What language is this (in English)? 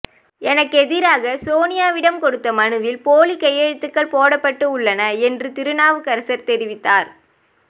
Tamil